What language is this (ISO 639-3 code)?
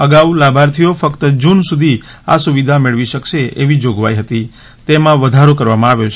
guj